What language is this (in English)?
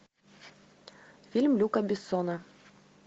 Russian